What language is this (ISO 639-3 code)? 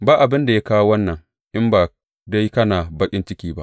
hau